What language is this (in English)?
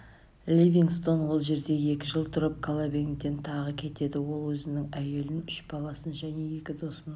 Kazakh